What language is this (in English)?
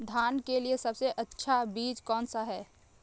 Hindi